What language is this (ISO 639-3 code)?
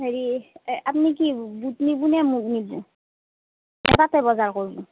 asm